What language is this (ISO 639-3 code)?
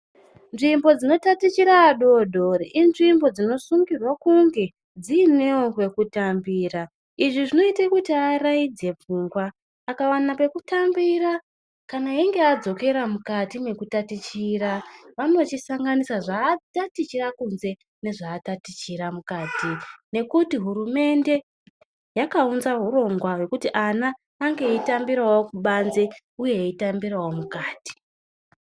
ndc